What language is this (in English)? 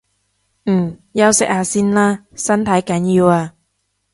Cantonese